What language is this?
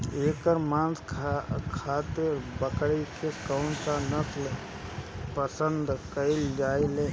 Bhojpuri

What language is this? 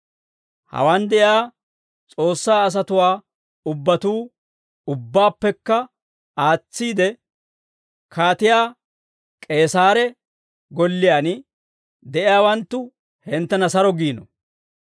Dawro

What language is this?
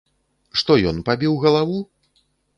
Belarusian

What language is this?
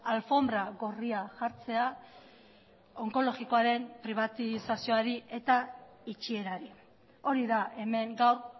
Basque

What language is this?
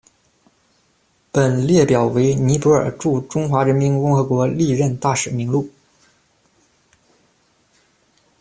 Chinese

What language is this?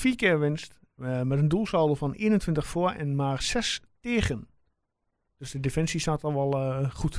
Dutch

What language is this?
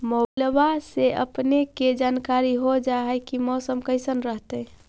Magahi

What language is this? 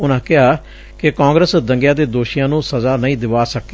Punjabi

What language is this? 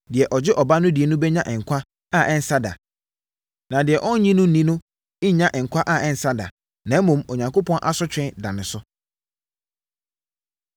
Akan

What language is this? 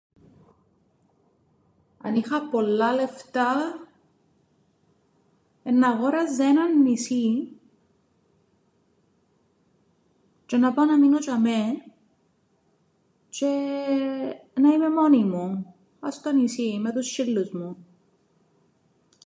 Greek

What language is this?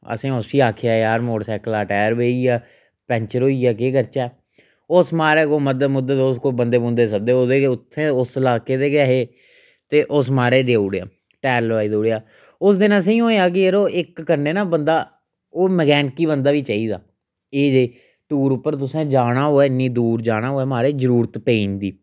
Dogri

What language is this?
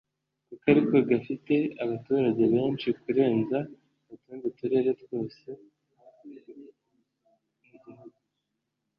Kinyarwanda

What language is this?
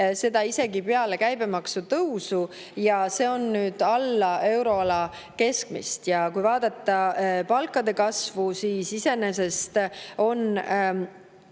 Estonian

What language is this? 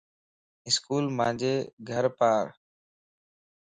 Lasi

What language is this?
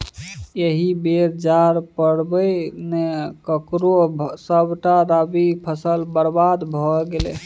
Maithili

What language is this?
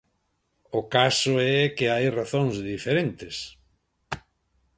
Galician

